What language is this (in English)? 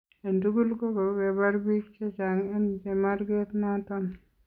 Kalenjin